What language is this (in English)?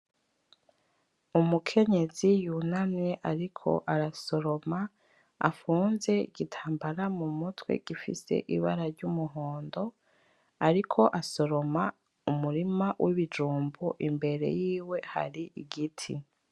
Rundi